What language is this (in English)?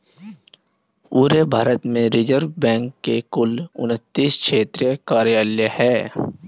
Hindi